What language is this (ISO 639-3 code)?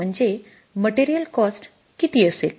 mar